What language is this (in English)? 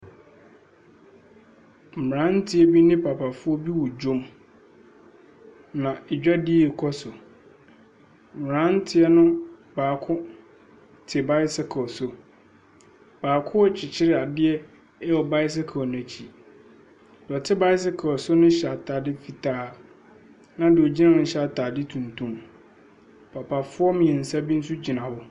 Akan